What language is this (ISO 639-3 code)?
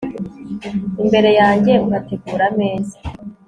kin